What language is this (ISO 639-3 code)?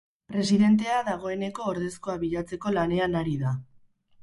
eus